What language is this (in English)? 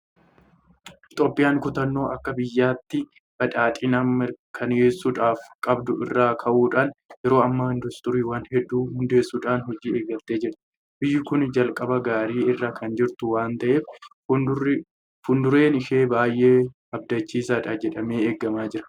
Oromo